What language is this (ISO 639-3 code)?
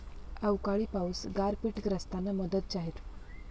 mar